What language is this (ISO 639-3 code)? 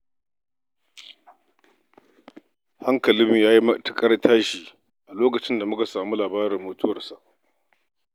hau